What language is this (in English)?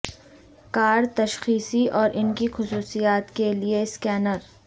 Urdu